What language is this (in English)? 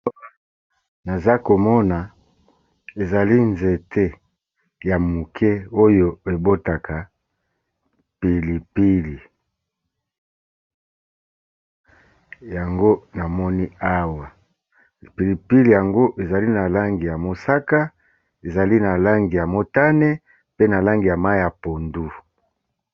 Lingala